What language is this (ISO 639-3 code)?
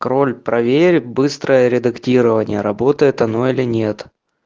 rus